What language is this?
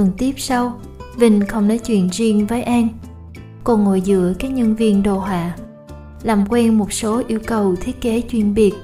Vietnamese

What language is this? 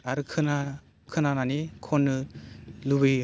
Bodo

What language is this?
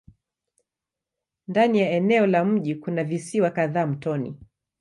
Swahili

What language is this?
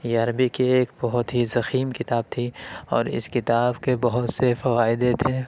Urdu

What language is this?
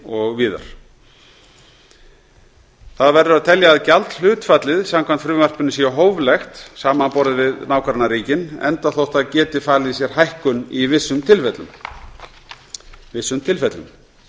Icelandic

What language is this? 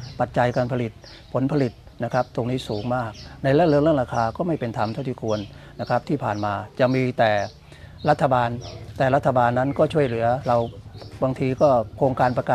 Thai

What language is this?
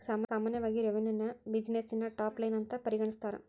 Kannada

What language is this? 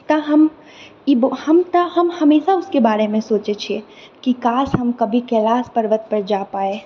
Maithili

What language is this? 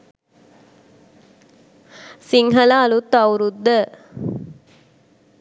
Sinhala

